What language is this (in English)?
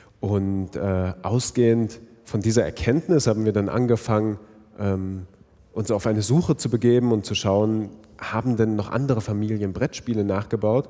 German